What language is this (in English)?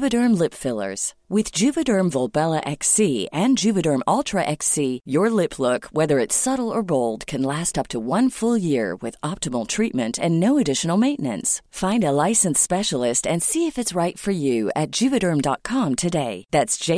Persian